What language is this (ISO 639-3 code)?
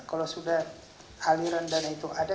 ind